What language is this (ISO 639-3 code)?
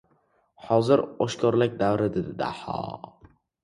uzb